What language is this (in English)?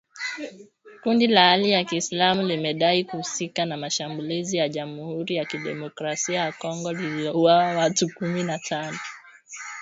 Swahili